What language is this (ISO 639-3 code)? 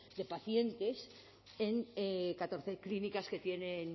spa